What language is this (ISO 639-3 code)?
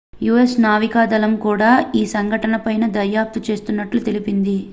tel